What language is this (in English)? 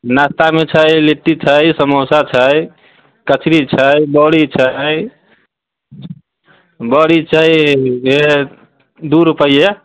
Maithili